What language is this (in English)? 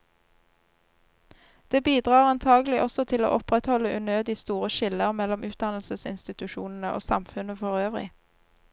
Norwegian